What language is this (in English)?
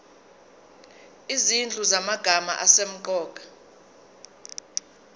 Zulu